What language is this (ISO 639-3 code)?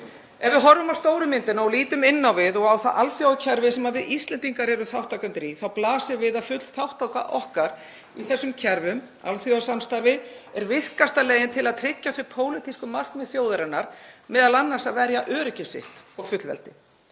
isl